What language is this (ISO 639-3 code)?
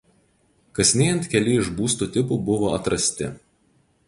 lit